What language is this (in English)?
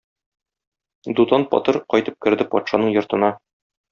Tatar